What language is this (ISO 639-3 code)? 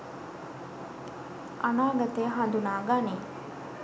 sin